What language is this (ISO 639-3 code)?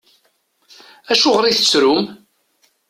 kab